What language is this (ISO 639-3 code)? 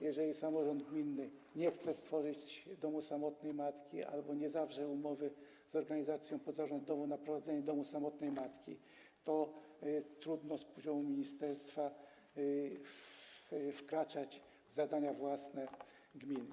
pol